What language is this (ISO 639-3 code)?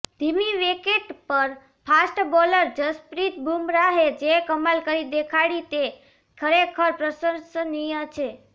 guj